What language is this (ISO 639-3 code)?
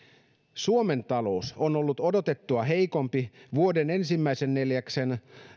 fin